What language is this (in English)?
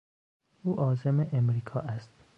Persian